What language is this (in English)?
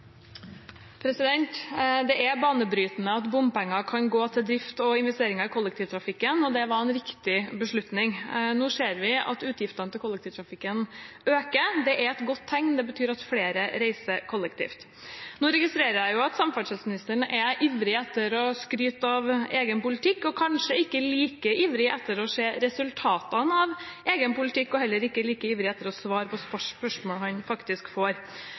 Norwegian Bokmål